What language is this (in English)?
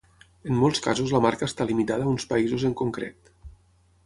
Catalan